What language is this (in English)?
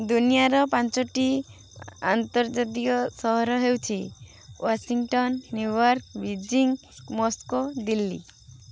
Odia